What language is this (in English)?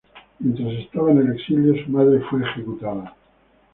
Spanish